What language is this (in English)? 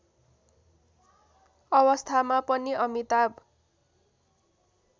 Nepali